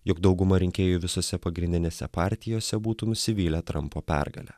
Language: Lithuanian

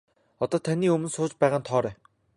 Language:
Mongolian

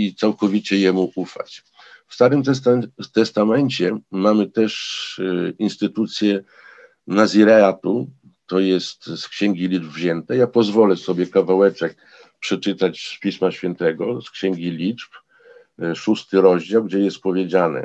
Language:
Polish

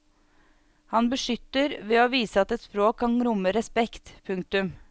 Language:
Norwegian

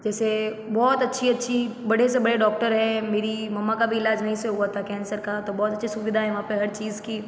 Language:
Hindi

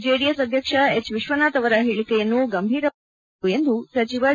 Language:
Kannada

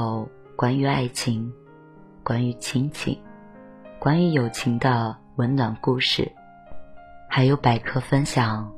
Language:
Chinese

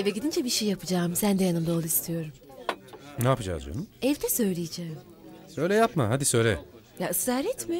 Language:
Turkish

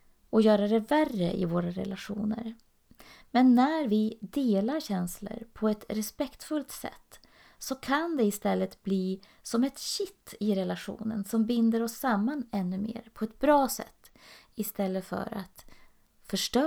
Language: Swedish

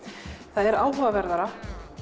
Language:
Icelandic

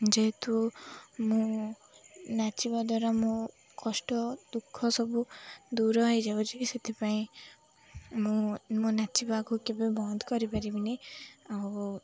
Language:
Odia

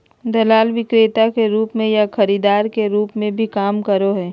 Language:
Magahi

